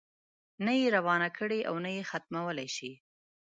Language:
Pashto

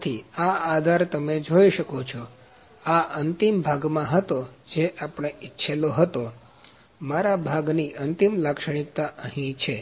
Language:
Gujarati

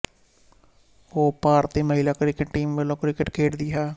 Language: Punjabi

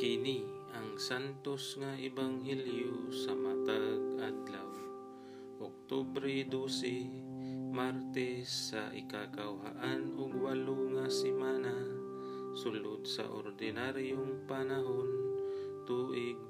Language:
Filipino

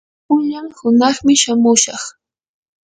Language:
Yanahuanca Pasco Quechua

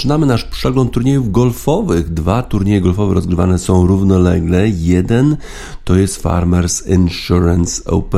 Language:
Polish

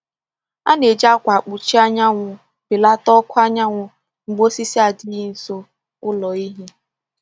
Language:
Igbo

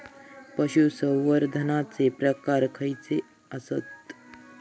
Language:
Marathi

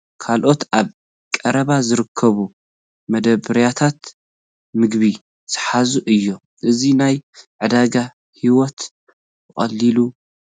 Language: Tigrinya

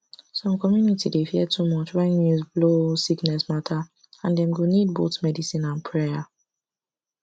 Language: Nigerian Pidgin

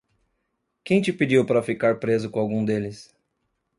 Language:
Portuguese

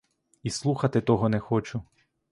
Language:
Ukrainian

